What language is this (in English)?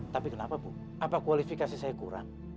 Indonesian